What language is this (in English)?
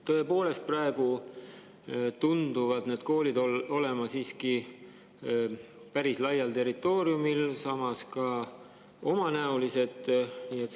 Estonian